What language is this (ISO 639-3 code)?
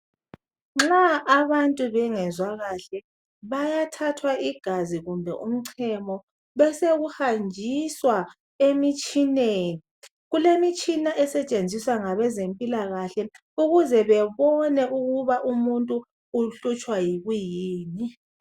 nde